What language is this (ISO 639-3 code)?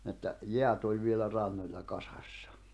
fin